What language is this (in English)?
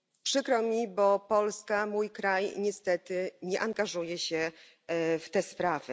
Polish